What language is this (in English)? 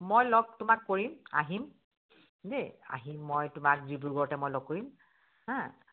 Assamese